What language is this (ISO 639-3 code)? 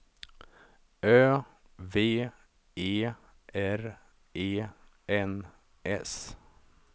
swe